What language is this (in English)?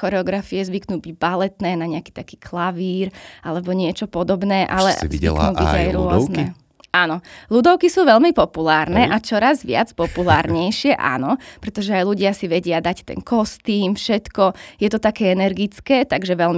Slovak